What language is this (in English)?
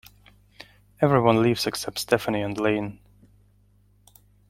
English